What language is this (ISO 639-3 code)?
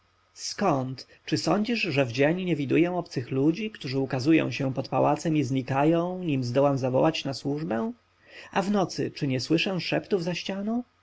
pol